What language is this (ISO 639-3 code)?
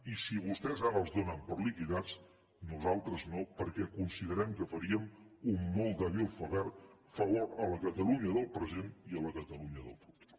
cat